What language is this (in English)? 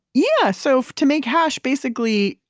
English